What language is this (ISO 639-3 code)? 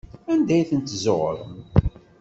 kab